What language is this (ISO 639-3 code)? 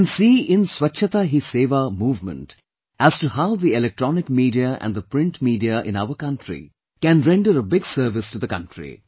eng